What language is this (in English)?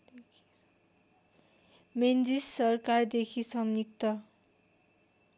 Nepali